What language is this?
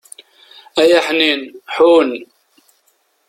Kabyle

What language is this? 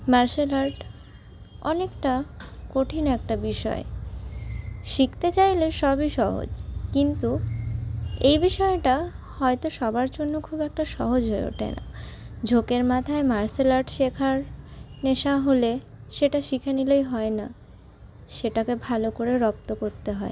Bangla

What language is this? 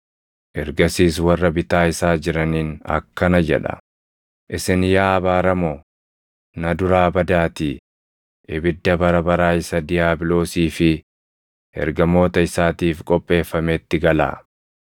Oromo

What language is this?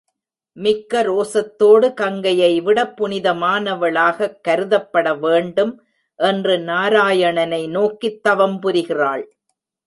Tamil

